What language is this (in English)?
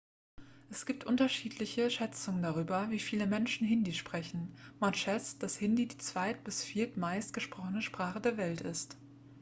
German